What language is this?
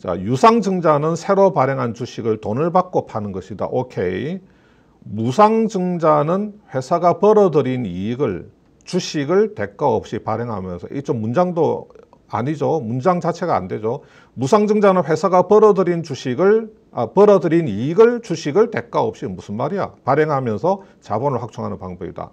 Korean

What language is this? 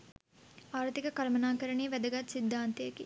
Sinhala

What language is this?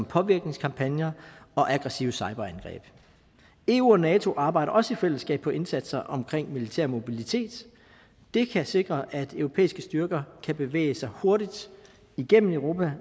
Danish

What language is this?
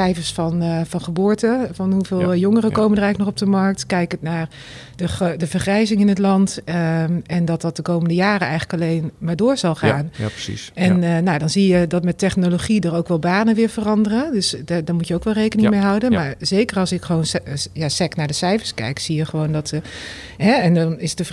Dutch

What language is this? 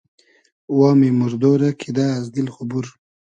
Hazaragi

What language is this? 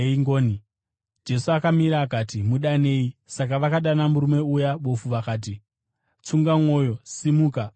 Shona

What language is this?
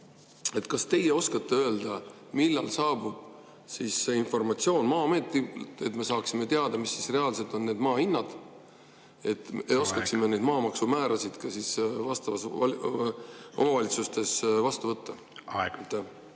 Estonian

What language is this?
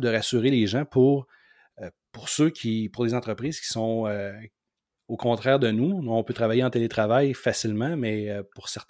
French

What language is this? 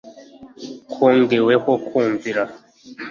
Kinyarwanda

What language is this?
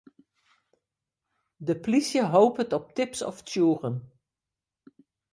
Western Frisian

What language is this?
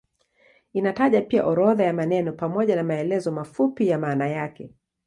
Swahili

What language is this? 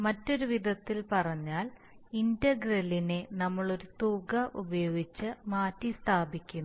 Malayalam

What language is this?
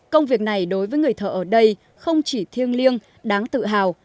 Vietnamese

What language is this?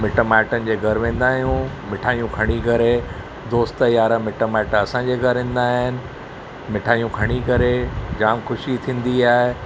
Sindhi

